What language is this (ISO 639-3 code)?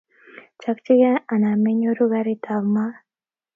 kln